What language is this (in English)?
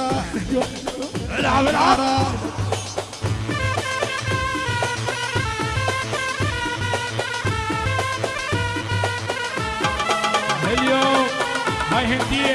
Arabic